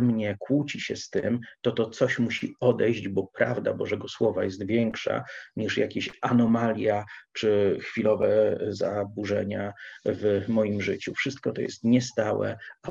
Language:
Polish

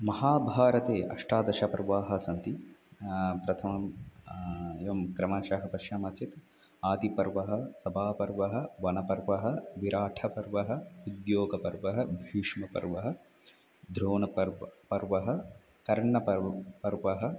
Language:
Sanskrit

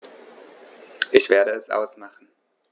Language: German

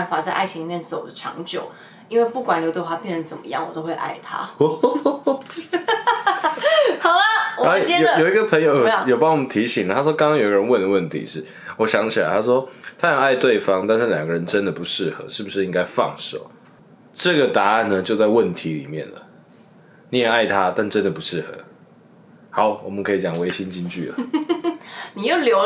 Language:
Chinese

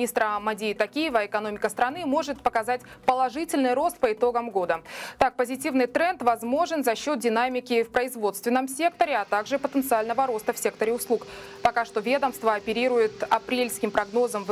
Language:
Russian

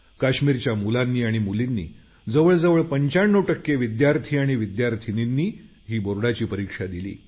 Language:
Marathi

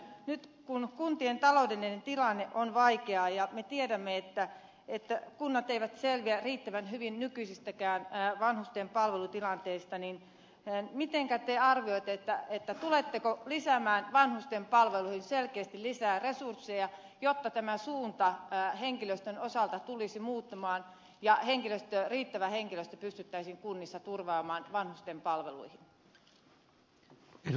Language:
Finnish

